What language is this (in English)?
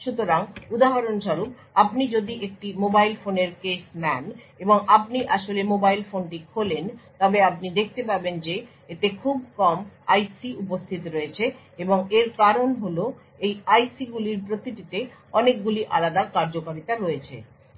Bangla